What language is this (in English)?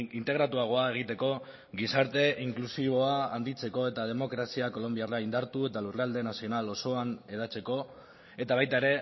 Basque